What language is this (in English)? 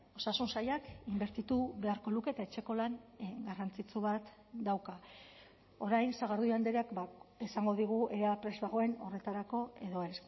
Basque